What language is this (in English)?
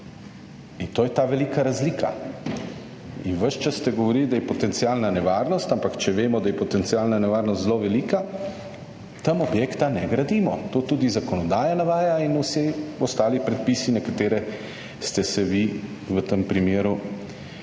Slovenian